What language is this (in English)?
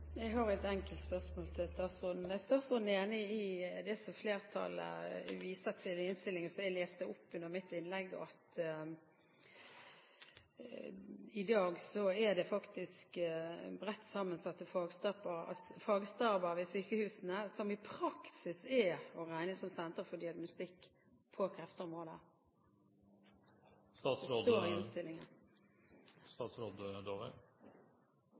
Norwegian